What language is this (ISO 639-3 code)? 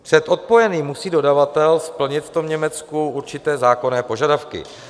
ces